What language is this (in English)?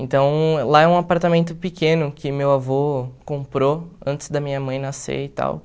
Portuguese